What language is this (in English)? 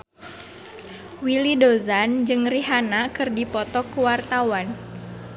Sundanese